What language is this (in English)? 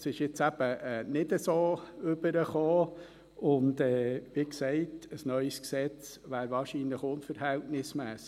Swiss German